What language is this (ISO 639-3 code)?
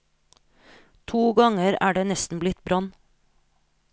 nor